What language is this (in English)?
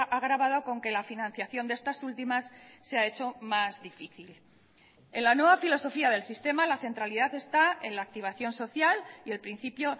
Spanish